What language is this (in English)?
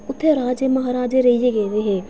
Dogri